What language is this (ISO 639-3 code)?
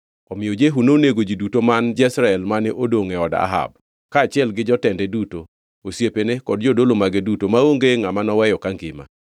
luo